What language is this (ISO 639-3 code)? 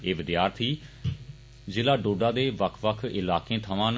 doi